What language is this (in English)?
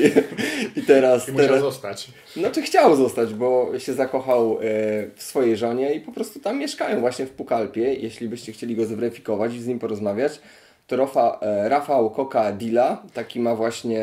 Polish